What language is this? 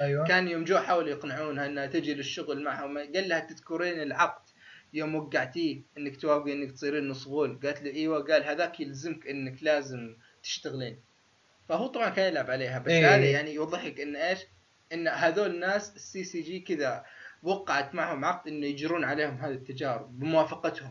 Arabic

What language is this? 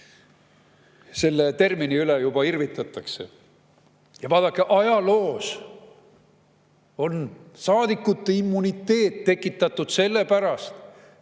Estonian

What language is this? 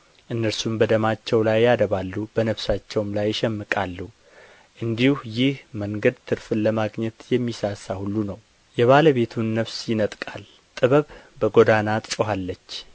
Amharic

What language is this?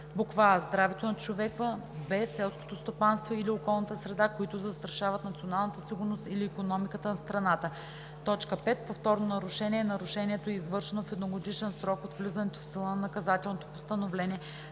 Bulgarian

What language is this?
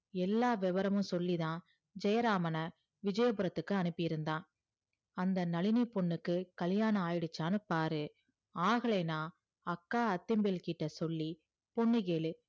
Tamil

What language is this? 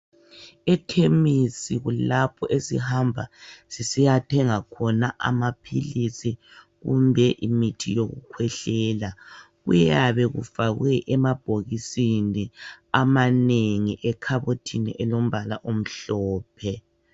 North Ndebele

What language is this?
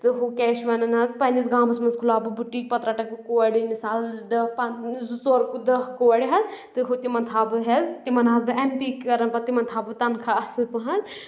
Kashmiri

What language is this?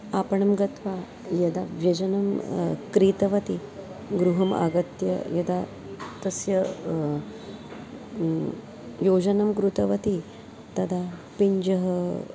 Sanskrit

